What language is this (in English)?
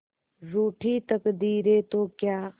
Hindi